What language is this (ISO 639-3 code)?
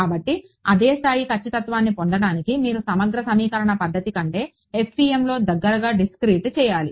tel